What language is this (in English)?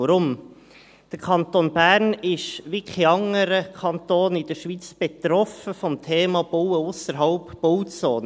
Swiss German